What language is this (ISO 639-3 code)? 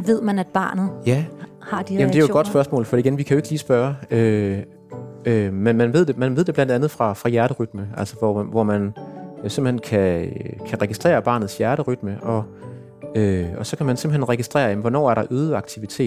dan